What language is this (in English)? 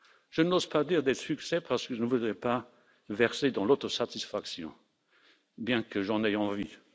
French